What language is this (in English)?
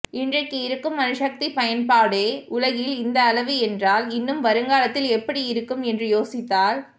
Tamil